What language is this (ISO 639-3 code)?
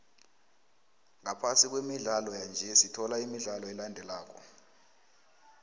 nbl